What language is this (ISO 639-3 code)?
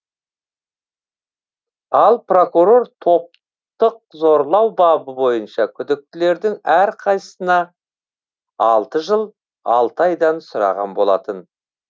kaz